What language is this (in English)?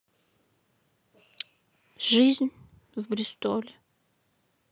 Russian